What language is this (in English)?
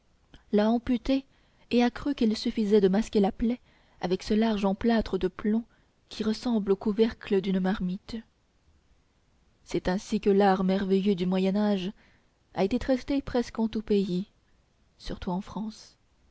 French